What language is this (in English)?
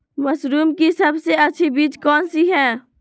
Magahi